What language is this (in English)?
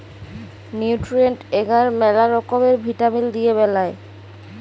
Bangla